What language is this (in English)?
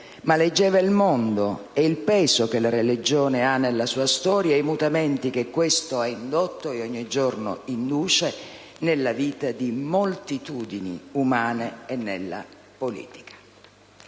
Italian